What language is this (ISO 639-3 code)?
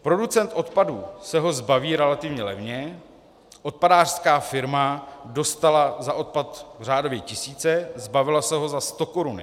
ces